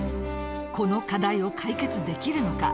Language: Japanese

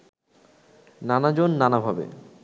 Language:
Bangla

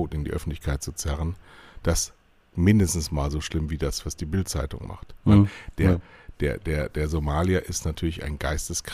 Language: German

